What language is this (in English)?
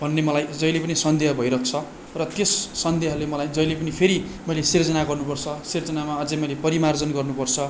Nepali